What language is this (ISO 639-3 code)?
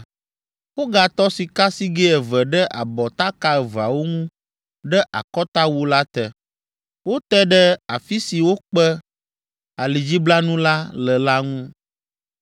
ewe